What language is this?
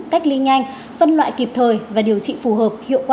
Vietnamese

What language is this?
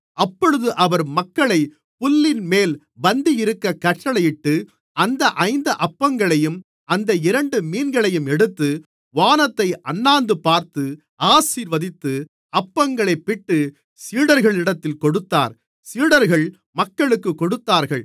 Tamil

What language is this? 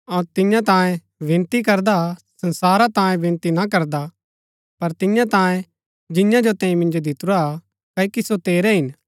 Gaddi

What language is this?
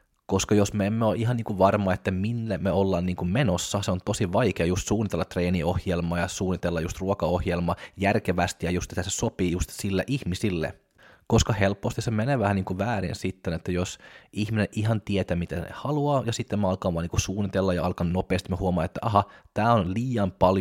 Finnish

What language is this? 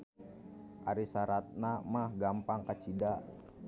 Sundanese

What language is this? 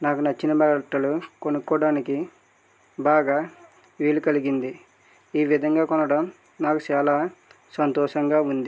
Telugu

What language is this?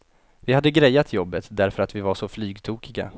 Swedish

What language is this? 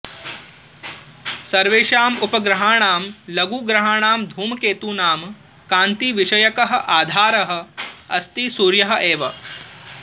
Sanskrit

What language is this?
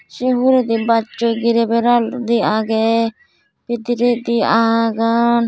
Chakma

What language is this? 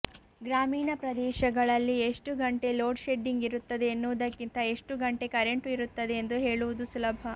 Kannada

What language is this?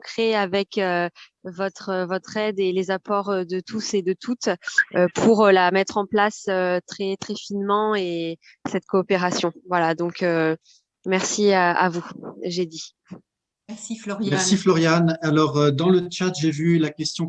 French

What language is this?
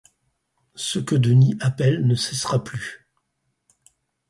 French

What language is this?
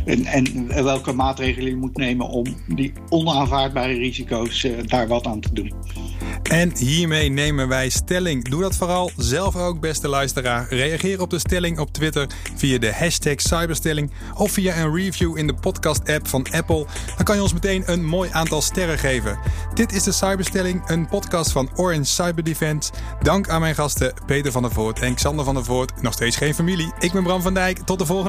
Dutch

